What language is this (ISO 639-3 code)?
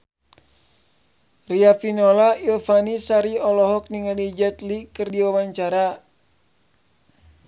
sun